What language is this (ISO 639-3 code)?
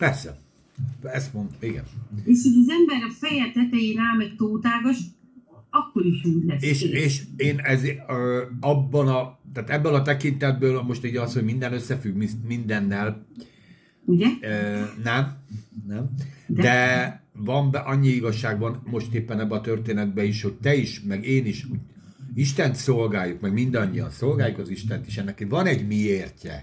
hun